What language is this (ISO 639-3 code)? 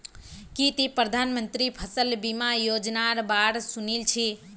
mag